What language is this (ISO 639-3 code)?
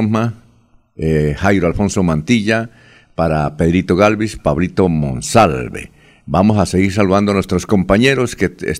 spa